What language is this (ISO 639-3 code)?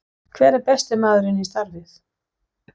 isl